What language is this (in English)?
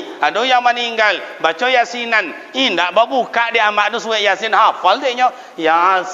Malay